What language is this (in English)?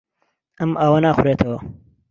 Central Kurdish